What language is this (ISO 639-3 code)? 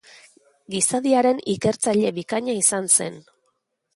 eus